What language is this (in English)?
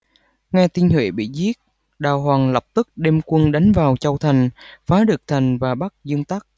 Vietnamese